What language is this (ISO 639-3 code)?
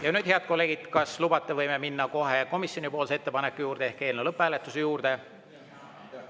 est